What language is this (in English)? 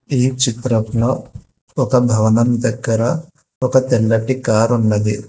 Telugu